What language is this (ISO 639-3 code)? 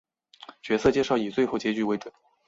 zho